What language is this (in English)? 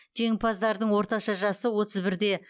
Kazakh